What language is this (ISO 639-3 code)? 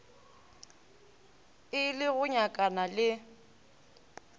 nso